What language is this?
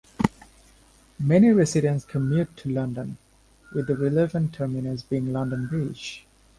English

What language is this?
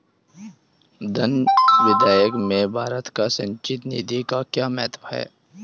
Hindi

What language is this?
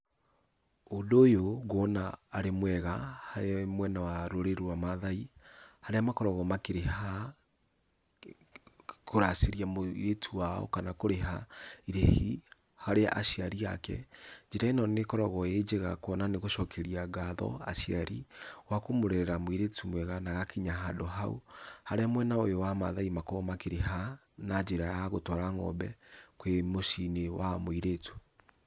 Kikuyu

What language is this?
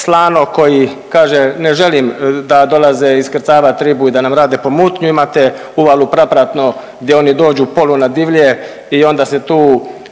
Croatian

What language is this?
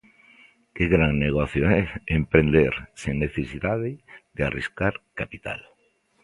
Galician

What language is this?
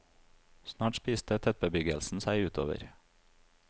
Norwegian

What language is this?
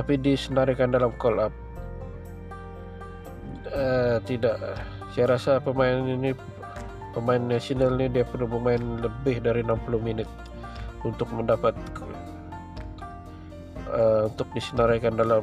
Malay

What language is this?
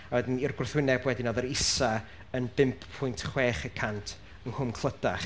Welsh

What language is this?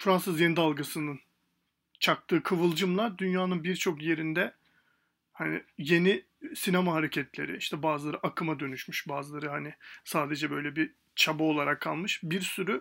Turkish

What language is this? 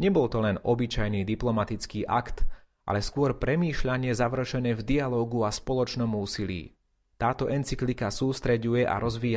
Slovak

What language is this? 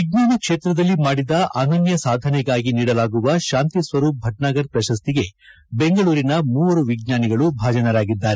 Kannada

